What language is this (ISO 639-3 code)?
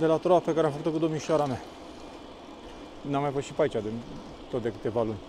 ron